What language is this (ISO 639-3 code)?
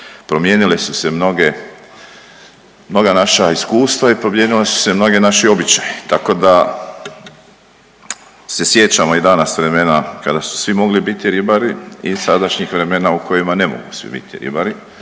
hrv